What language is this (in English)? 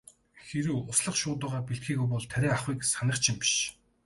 Mongolian